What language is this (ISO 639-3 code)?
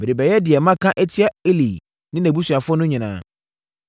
aka